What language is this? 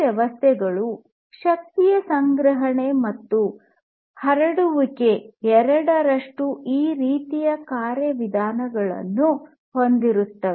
Kannada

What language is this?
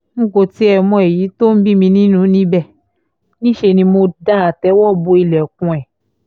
Yoruba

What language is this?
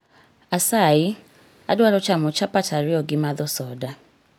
Luo (Kenya and Tanzania)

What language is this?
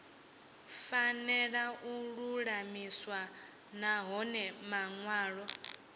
Venda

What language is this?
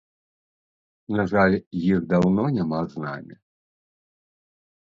Belarusian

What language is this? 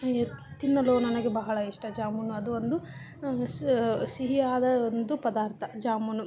Kannada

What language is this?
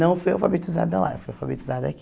Portuguese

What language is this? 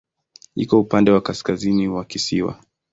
Swahili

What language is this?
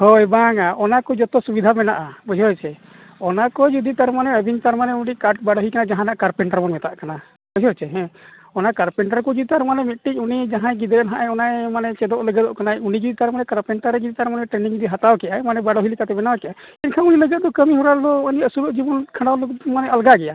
Santali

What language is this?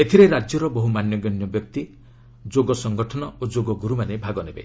Odia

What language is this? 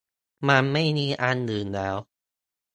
Thai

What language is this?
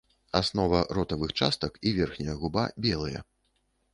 Belarusian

